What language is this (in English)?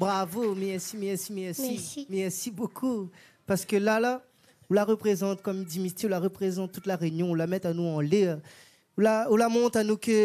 French